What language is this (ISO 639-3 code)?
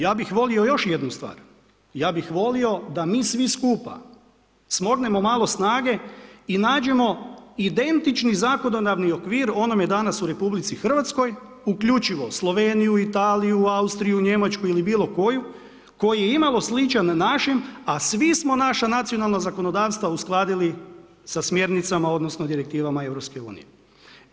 hrv